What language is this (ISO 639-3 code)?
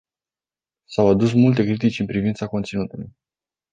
ron